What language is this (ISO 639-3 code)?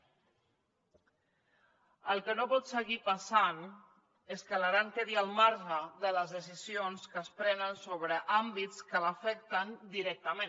cat